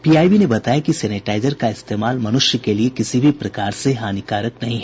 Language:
Hindi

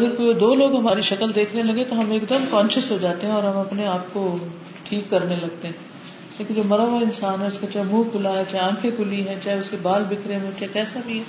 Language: Urdu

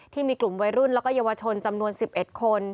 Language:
Thai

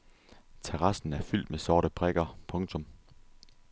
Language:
Danish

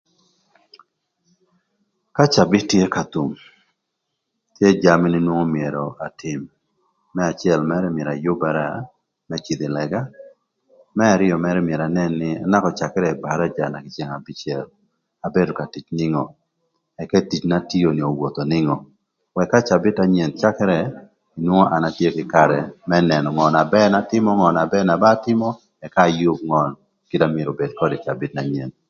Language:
Thur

